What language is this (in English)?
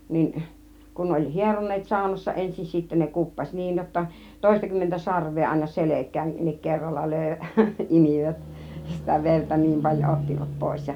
Finnish